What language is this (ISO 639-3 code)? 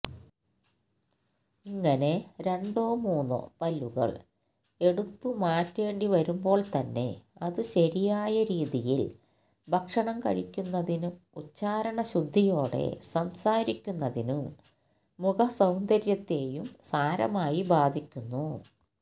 mal